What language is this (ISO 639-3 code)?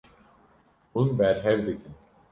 kur